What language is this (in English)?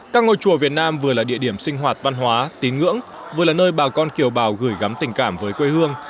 Vietnamese